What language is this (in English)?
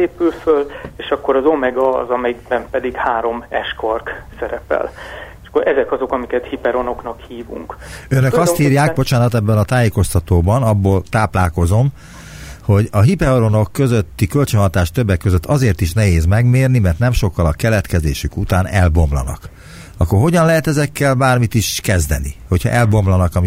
Hungarian